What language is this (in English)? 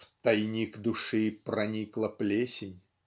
Russian